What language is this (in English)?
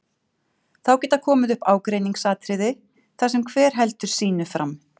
Icelandic